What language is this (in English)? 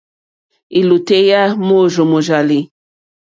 Mokpwe